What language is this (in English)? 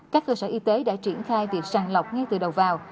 Vietnamese